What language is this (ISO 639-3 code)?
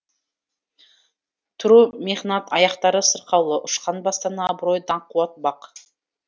kaz